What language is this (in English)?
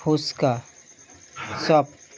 Bangla